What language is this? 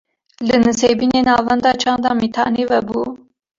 Kurdish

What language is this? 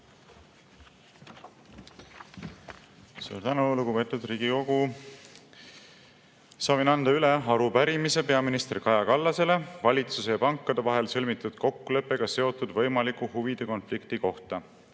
Estonian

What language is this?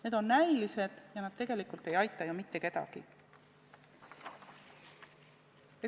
Estonian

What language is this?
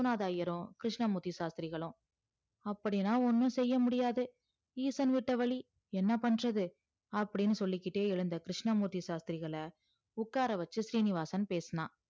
Tamil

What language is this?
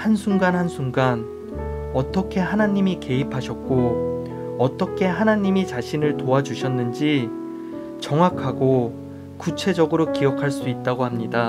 Korean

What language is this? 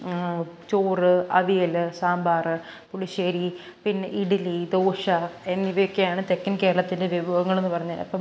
Malayalam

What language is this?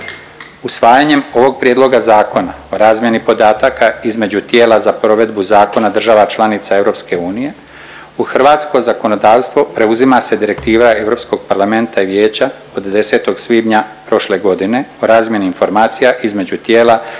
Croatian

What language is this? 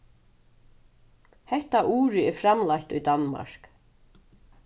Faroese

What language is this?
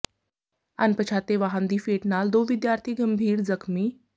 Punjabi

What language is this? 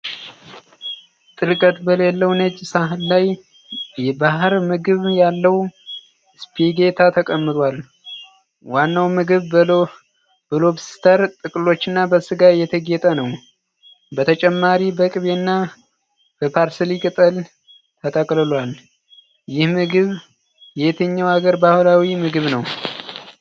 Amharic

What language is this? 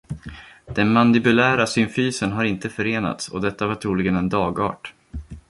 Swedish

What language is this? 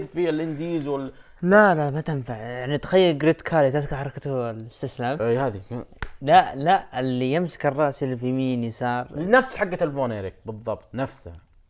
Arabic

